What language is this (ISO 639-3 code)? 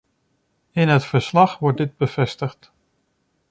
nld